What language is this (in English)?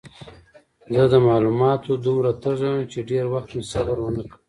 Pashto